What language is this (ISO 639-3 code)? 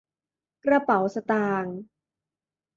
tha